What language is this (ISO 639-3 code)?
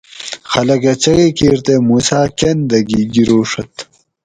gwc